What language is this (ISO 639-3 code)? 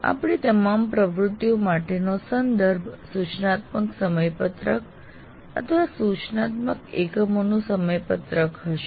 guj